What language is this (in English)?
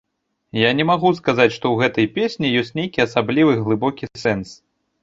Belarusian